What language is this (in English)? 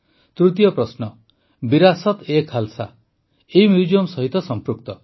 Odia